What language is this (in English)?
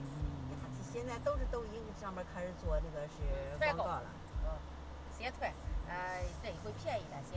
Chinese